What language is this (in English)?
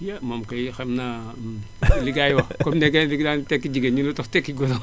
Wolof